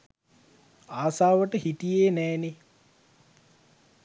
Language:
Sinhala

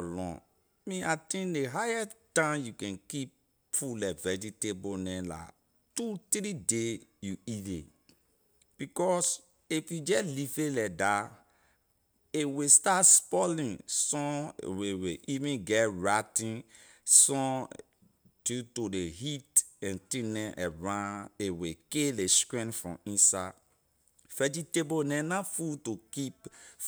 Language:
Liberian English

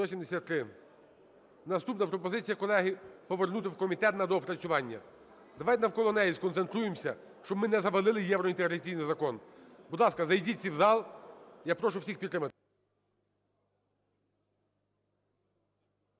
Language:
Ukrainian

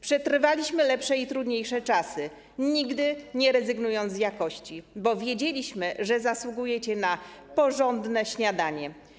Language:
Polish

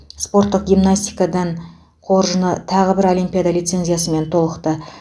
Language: Kazakh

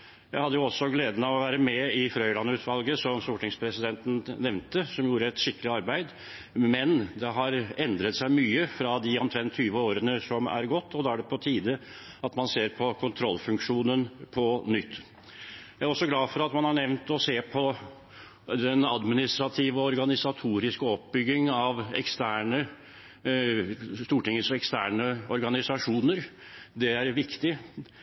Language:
Norwegian Bokmål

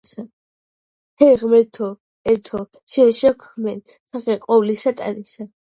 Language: Georgian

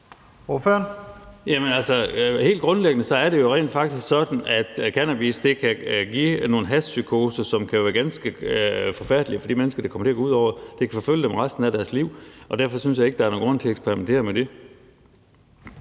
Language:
Danish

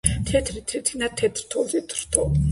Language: Georgian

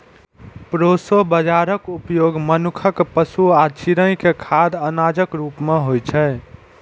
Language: Maithili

